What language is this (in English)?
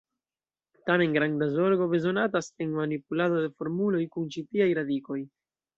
Esperanto